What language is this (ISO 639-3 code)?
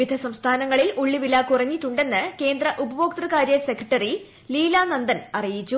mal